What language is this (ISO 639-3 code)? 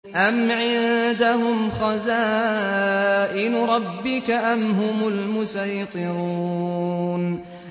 ara